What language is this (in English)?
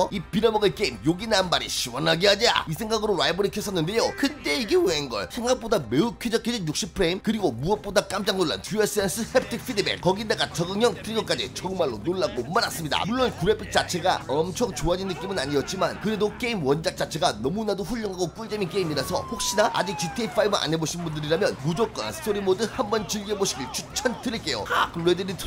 Korean